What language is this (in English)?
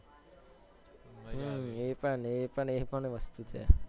Gujarati